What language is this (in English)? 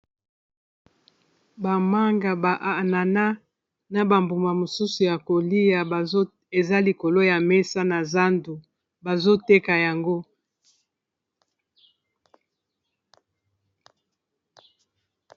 Lingala